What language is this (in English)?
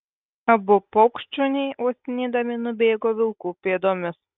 Lithuanian